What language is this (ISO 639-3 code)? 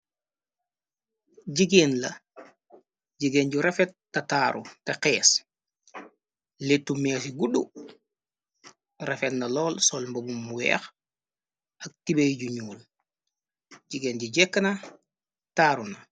wol